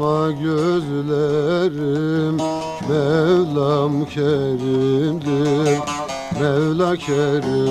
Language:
Turkish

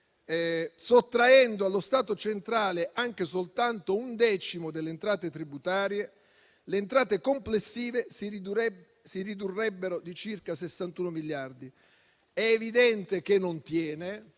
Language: Italian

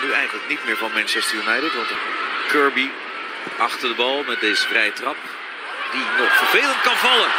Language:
Dutch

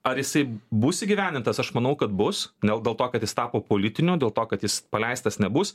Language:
Lithuanian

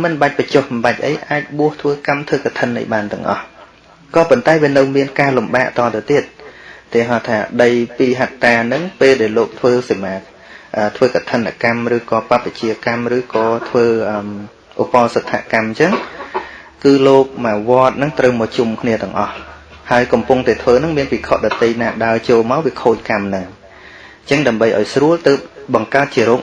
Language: Vietnamese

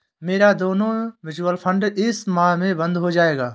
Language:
Hindi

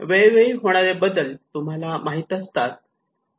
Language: Marathi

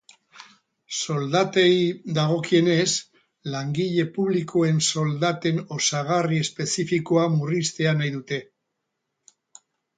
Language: Basque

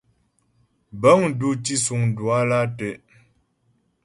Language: Ghomala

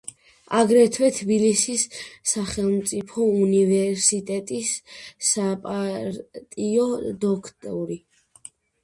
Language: Georgian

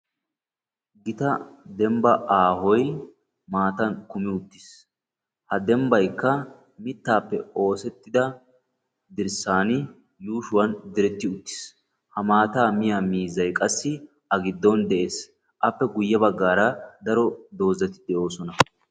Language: Wolaytta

